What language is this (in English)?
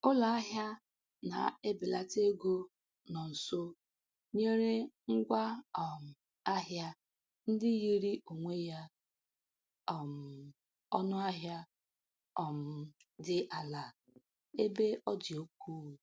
Igbo